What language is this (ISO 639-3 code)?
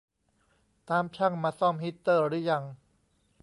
tha